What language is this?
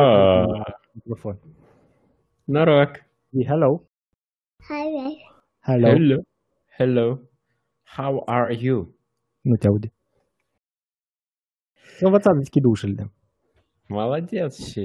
Romanian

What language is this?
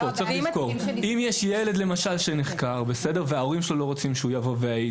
Hebrew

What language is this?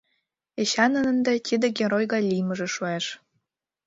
Mari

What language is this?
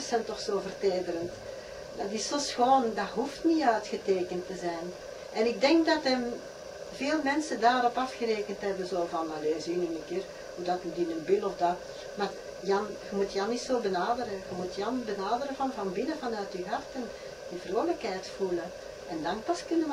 Dutch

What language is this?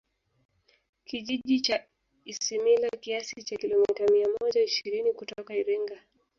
Swahili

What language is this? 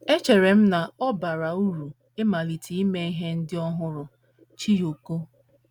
Igbo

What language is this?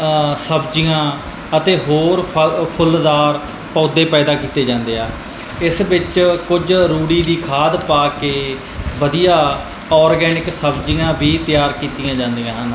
Punjabi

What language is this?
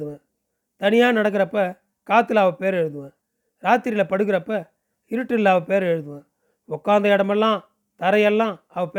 Tamil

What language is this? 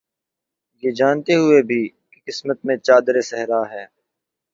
Urdu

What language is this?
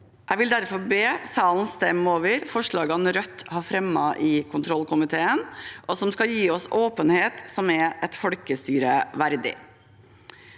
Norwegian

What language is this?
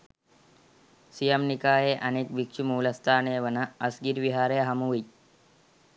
Sinhala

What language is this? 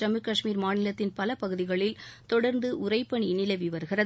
Tamil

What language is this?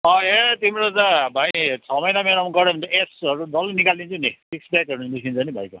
Nepali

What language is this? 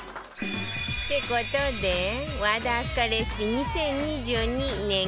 Japanese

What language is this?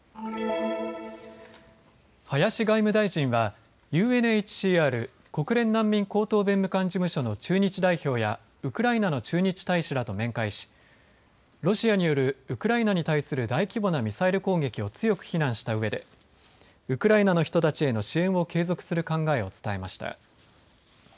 Japanese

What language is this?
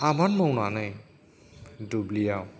Bodo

